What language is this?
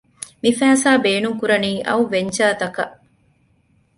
Divehi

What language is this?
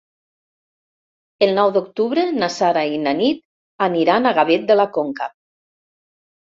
Catalan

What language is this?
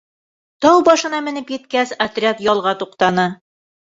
Bashkir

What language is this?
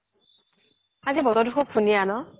Assamese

